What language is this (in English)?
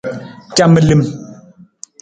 Nawdm